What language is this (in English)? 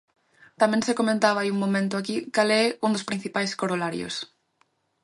Galician